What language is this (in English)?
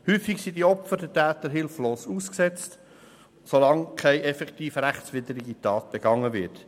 Swiss German